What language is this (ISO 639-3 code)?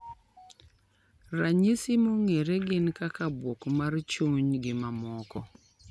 luo